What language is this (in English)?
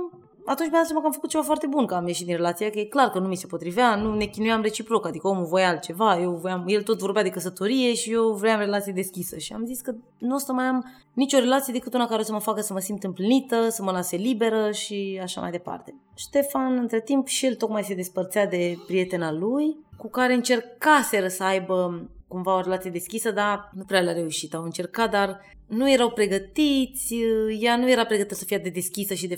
Romanian